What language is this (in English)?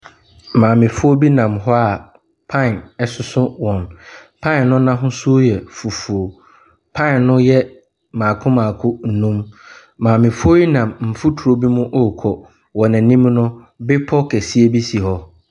Akan